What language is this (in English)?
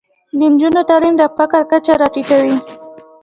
Pashto